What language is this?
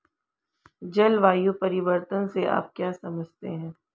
Hindi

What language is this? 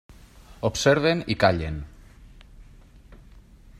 Catalan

